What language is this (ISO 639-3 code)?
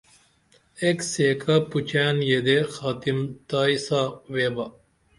dml